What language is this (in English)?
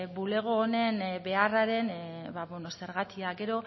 Basque